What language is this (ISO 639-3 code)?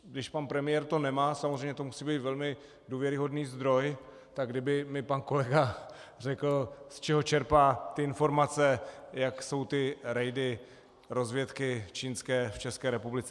ces